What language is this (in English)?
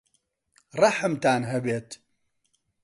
Central Kurdish